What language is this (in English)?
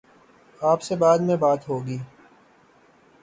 Urdu